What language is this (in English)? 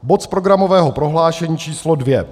Czech